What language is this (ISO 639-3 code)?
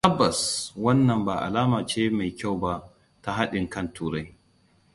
hau